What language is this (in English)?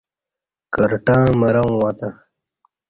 Kati